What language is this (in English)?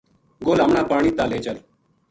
Gujari